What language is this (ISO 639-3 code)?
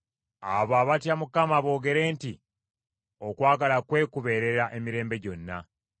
lug